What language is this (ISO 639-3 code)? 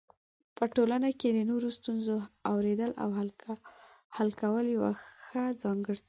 pus